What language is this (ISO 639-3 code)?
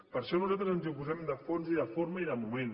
cat